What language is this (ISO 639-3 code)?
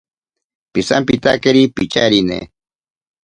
prq